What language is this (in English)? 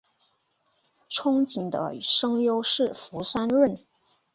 Chinese